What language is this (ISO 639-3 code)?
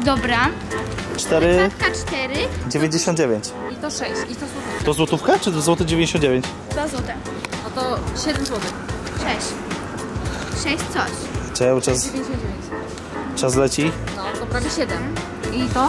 pol